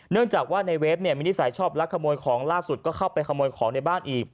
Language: Thai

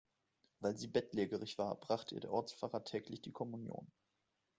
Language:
German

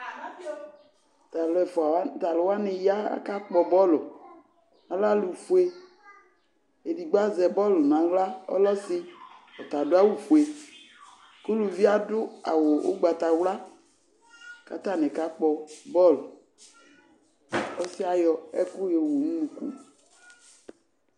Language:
Ikposo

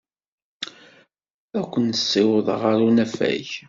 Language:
Kabyle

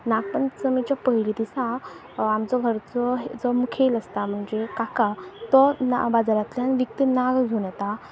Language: Konkani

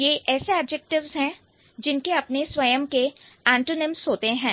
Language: Hindi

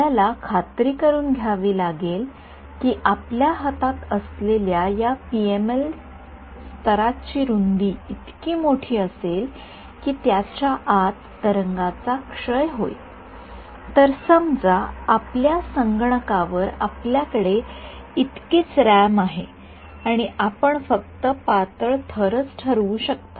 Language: Marathi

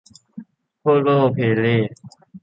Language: Thai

